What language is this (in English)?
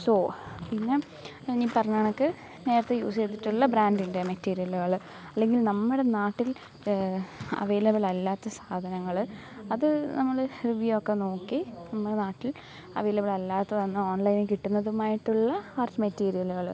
Malayalam